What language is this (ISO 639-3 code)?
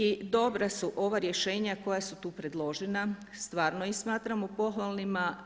hrv